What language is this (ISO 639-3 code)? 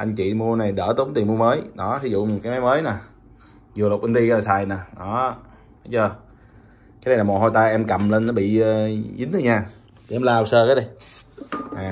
vie